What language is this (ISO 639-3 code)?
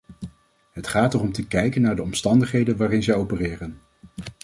nld